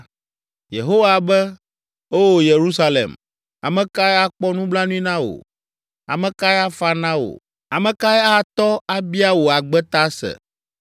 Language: Ewe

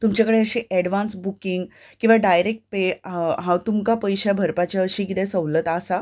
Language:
Konkani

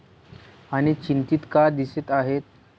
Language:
Marathi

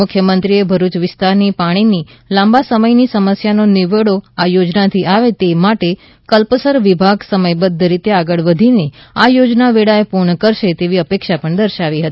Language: Gujarati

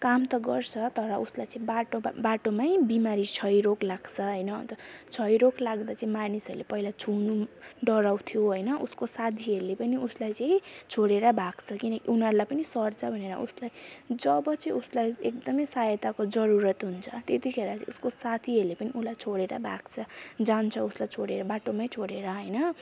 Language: Nepali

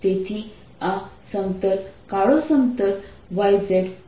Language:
Gujarati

